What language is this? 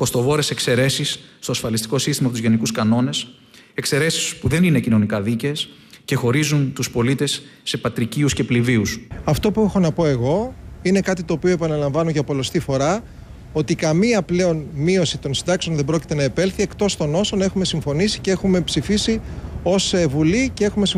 Greek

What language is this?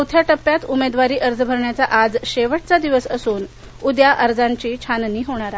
Marathi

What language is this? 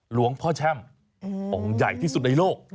Thai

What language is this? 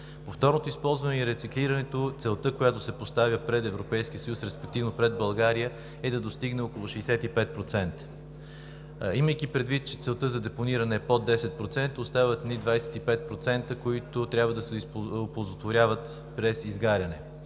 Bulgarian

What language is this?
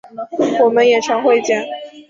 Chinese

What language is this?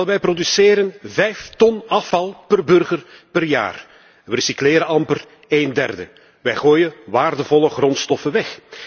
Dutch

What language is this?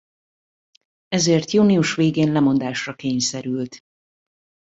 Hungarian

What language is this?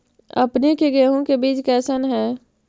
Magahi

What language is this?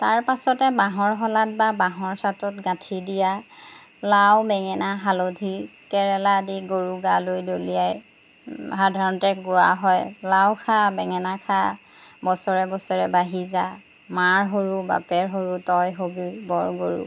Assamese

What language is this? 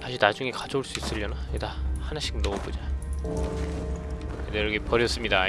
Korean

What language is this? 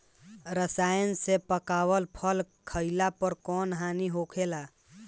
Bhojpuri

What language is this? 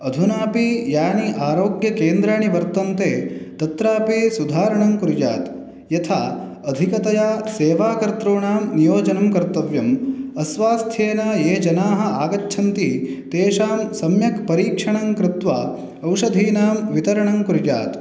Sanskrit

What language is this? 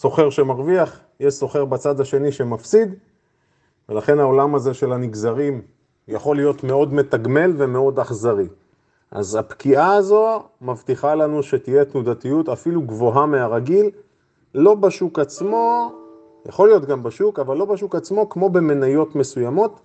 Hebrew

